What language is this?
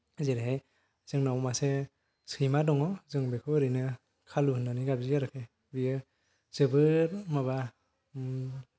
Bodo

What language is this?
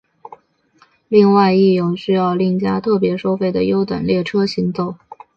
Chinese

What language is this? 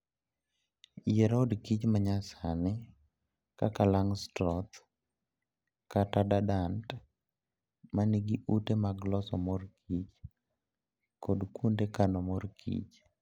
Luo (Kenya and Tanzania)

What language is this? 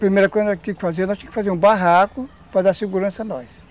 Portuguese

